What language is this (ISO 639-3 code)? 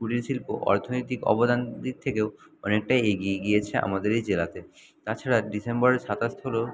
ben